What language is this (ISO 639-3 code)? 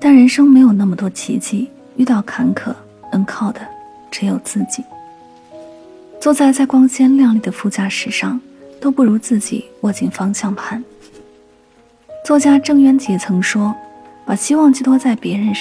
zho